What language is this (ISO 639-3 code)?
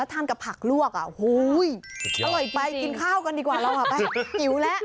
tha